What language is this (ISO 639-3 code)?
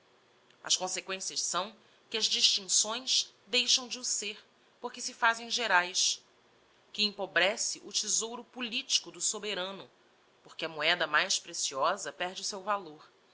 por